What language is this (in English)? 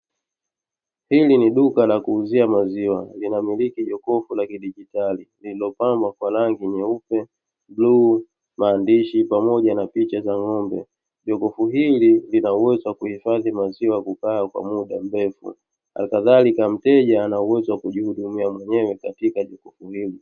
Swahili